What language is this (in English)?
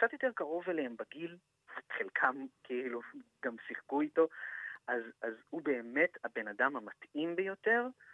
Hebrew